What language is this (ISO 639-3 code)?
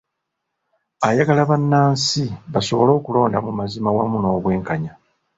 lug